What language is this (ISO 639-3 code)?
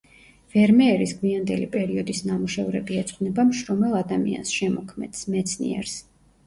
kat